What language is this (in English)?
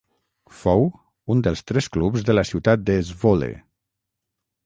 Catalan